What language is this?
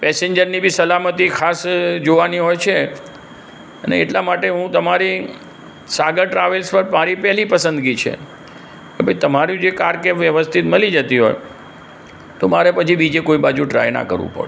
Gujarati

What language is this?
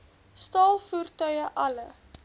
Afrikaans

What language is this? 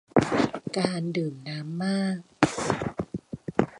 Thai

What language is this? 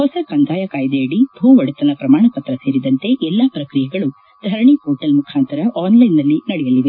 Kannada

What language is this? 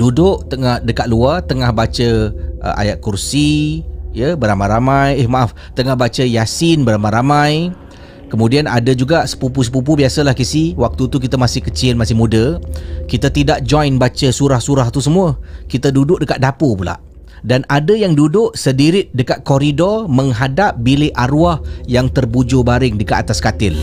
Malay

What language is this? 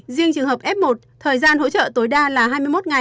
Vietnamese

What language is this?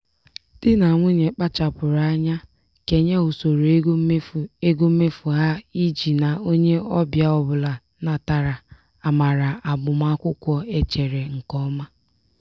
Igbo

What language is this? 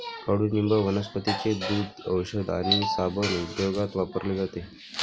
Marathi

